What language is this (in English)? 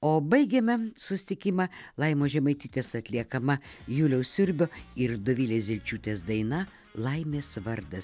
Lithuanian